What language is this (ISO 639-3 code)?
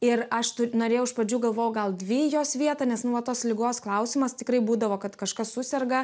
lit